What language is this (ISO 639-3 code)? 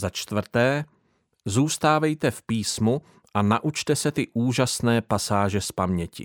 ces